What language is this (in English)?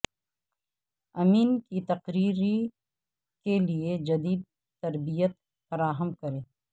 Urdu